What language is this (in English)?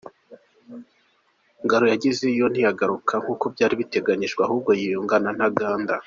Kinyarwanda